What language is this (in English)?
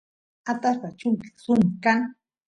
Santiago del Estero Quichua